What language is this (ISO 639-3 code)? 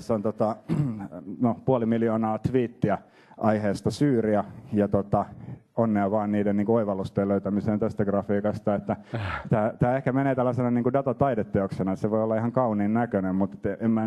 fin